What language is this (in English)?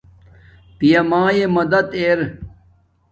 Domaaki